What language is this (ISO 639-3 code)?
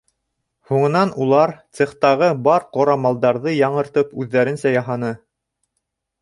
bak